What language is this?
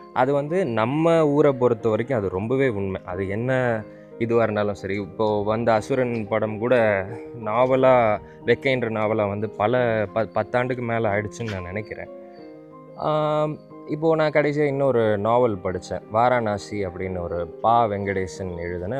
Tamil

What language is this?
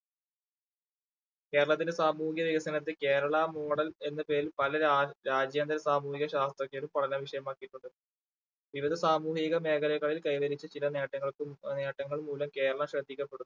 Malayalam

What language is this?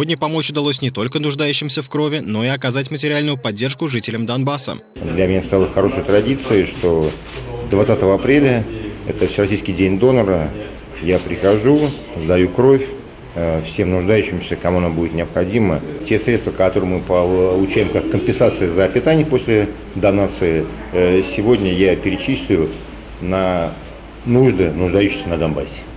Russian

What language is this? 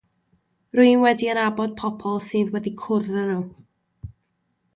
Welsh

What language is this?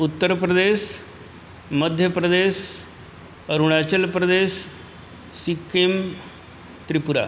Sanskrit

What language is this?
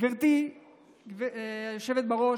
Hebrew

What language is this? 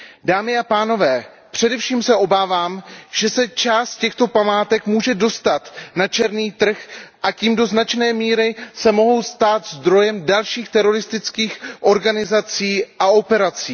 Czech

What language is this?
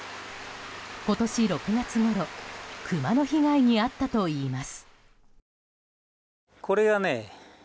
Japanese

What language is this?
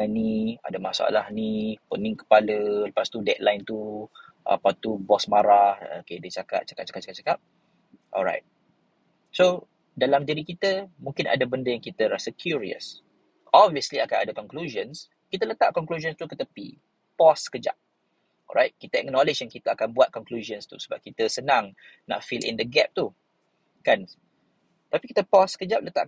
Malay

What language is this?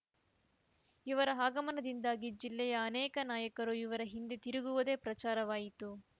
Kannada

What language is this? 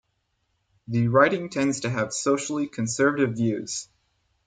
English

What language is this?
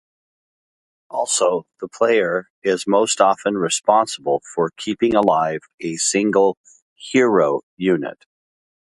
English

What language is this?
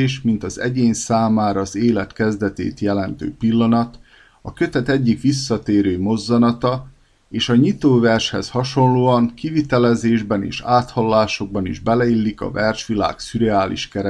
Hungarian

